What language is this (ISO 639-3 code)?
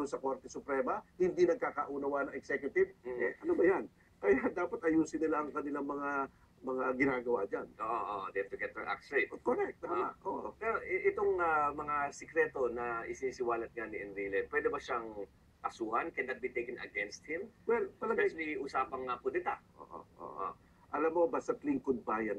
fil